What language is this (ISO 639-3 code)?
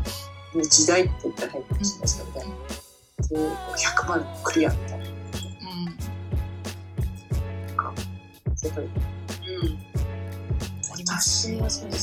jpn